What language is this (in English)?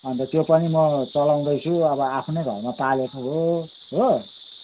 Nepali